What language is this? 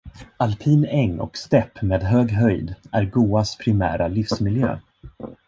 Swedish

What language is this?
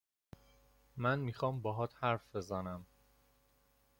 Persian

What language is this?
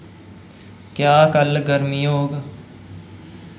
Dogri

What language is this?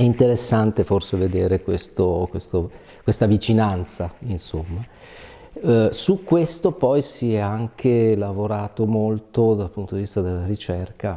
Italian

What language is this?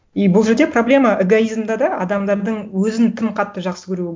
Kazakh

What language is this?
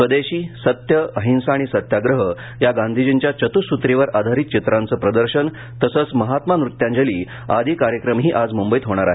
Marathi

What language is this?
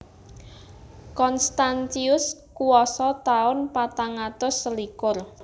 Javanese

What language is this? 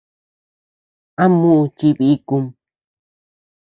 Tepeuxila Cuicatec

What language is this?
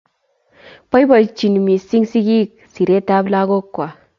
Kalenjin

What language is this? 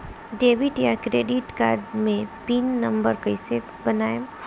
Bhojpuri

